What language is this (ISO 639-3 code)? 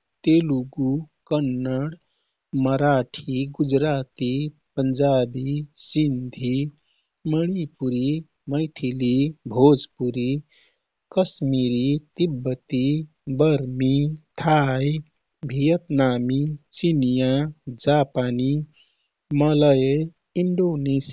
tkt